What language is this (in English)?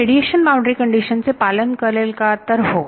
Marathi